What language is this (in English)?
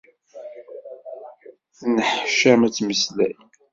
Kabyle